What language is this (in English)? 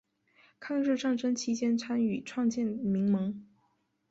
Chinese